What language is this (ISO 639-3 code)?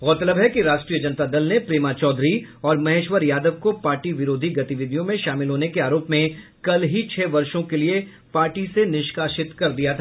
hin